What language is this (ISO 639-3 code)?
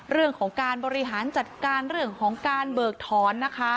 tha